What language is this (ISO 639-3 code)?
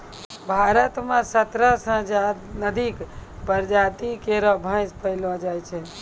mai